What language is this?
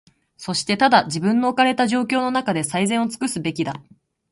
Japanese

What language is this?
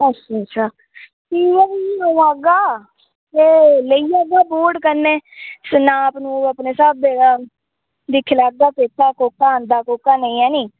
Dogri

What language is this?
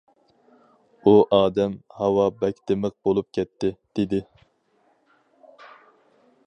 Uyghur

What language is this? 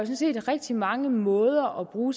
Danish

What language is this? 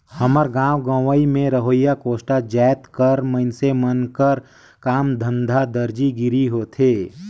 Chhattisgarhi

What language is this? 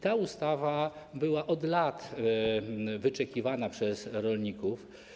Polish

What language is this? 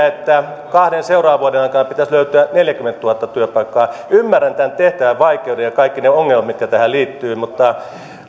Finnish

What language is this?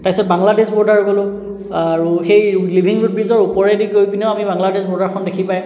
Assamese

